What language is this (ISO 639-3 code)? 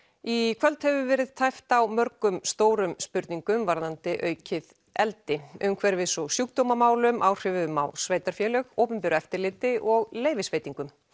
isl